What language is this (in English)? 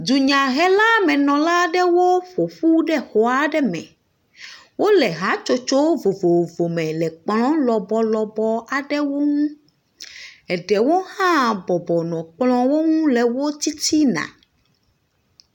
Ewe